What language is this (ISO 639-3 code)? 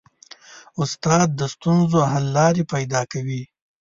pus